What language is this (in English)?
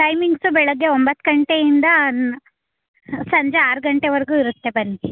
Kannada